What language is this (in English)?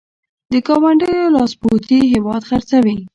Pashto